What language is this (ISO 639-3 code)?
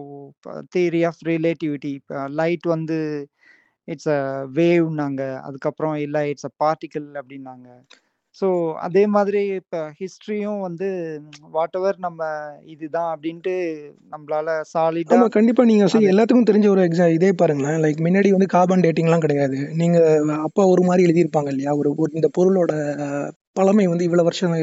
tam